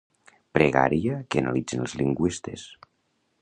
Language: Catalan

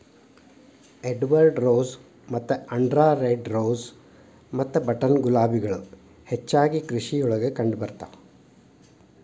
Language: Kannada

